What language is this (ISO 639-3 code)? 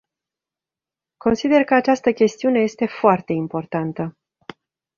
ron